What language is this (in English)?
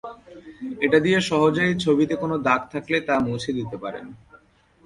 Bangla